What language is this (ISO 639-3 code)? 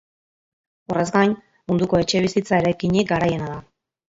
eus